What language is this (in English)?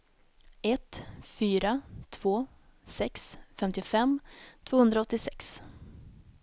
Swedish